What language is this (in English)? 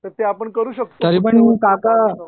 Marathi